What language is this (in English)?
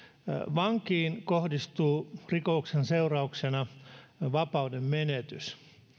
Finnish